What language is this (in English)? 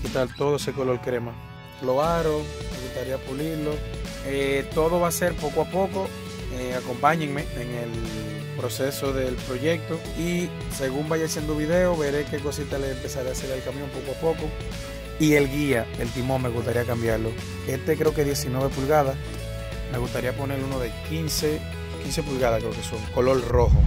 Spanish